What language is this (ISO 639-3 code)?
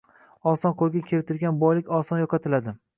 uzb